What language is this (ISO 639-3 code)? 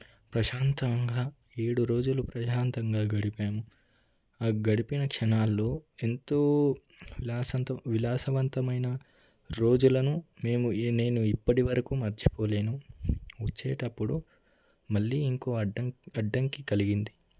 tel